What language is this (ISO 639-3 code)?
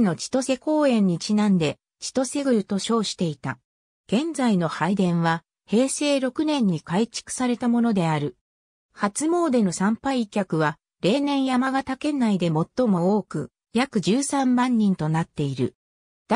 jpn